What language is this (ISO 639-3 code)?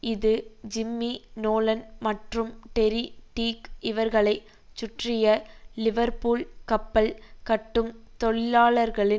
tam